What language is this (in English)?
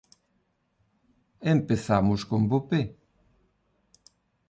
Galician